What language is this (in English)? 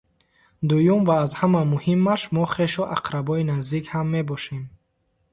Tajik